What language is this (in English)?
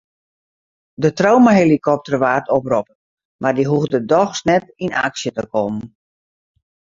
Western Frisian